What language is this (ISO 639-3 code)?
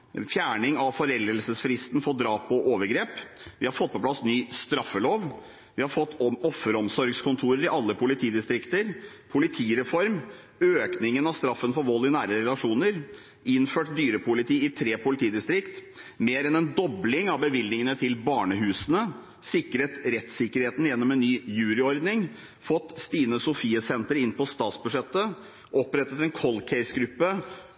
nob